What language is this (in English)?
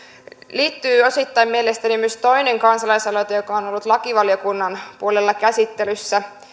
Finnish